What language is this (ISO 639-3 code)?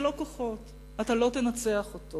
heb